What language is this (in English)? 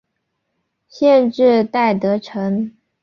Chinese